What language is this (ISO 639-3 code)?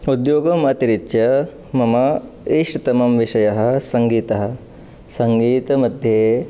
san